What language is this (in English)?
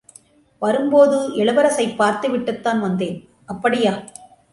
Tamil